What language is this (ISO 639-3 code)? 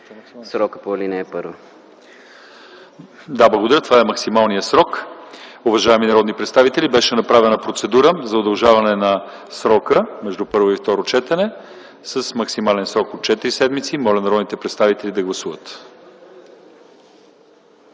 bul